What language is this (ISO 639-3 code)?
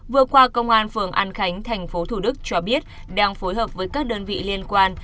vie